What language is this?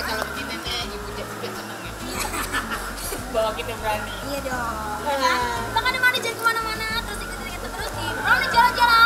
Indonesian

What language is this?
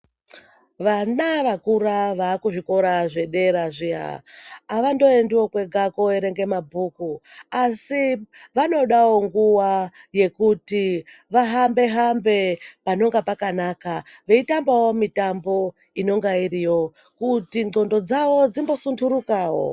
Ndau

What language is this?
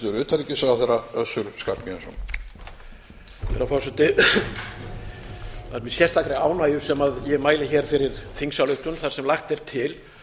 Icelandic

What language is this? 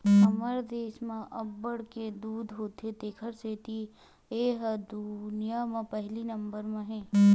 Chhattisgarhi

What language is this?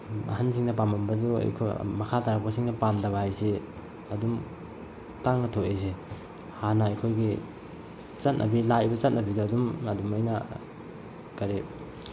Manipuri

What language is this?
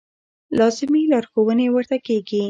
Pashto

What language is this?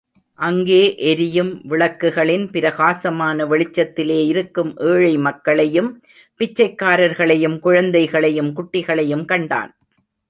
Tamil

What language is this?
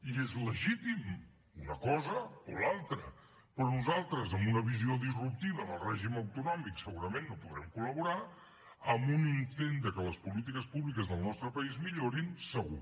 Catalan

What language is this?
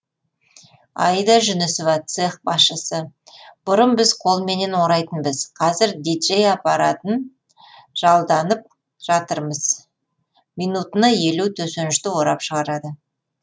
Kazakh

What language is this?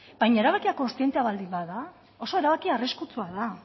Basque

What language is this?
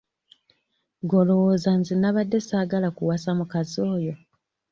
Ganda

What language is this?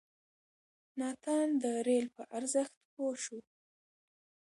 Pashto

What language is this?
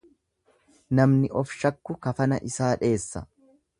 Oromo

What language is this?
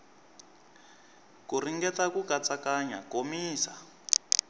Tsonga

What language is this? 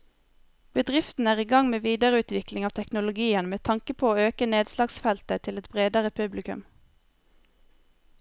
Norwegian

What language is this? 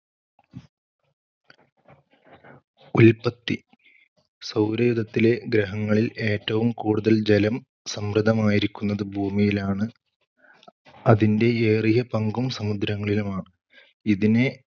Malayalam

